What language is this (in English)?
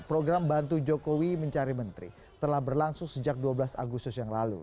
Indonesian